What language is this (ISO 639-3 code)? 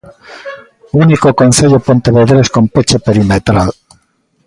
glg